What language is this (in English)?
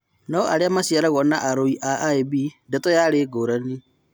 Kikuyu